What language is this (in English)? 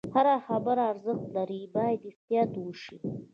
Pashto